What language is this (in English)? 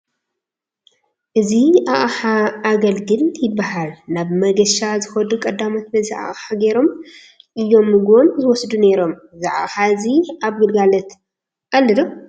Tigrinya